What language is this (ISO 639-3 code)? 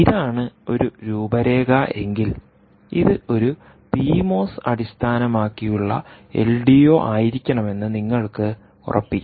mal